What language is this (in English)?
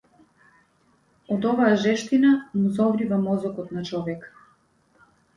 Macedonian